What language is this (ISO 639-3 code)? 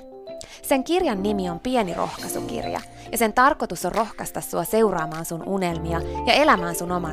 fin